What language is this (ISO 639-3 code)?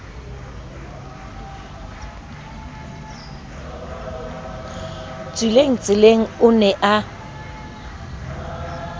sot